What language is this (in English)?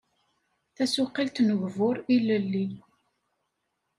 Kabyle